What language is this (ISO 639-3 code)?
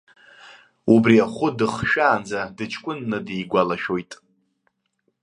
abk